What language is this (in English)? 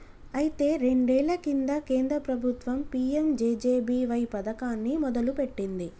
Telugu